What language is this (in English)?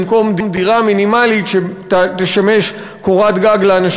Hebrew